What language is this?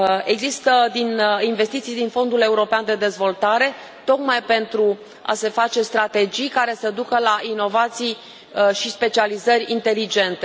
Romanian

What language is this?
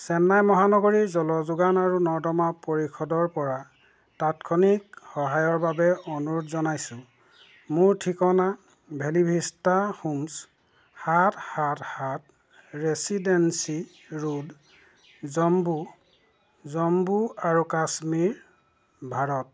Assamese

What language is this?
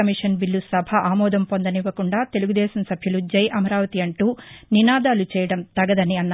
Telugu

